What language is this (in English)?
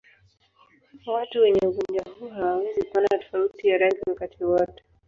Swahili